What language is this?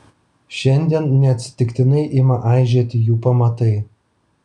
Lithuanian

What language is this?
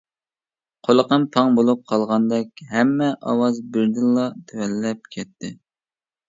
Uyghur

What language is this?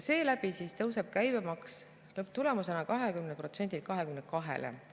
Estonian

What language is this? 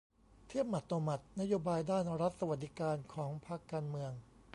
Thai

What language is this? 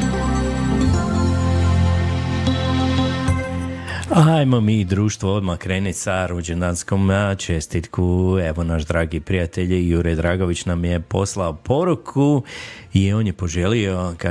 Croatian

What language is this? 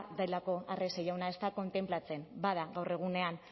Basque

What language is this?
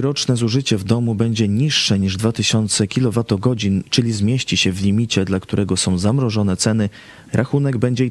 Polish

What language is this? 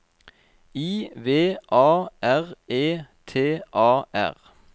Norwegian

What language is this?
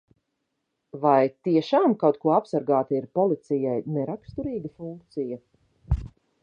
Latvian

